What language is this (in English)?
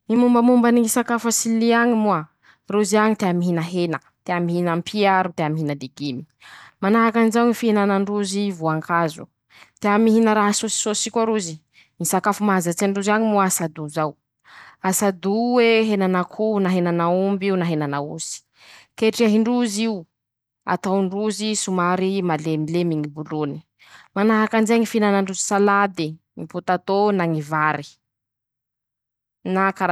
Masikoro Malagasy